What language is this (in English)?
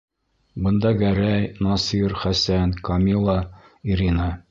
Bashkir